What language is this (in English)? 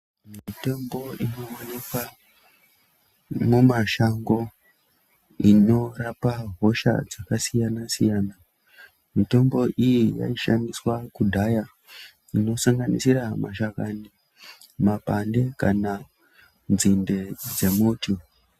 Ndau